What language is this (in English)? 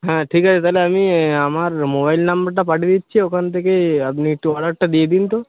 Bangla